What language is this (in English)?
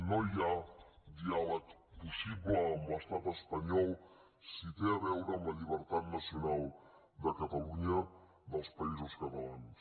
Catalan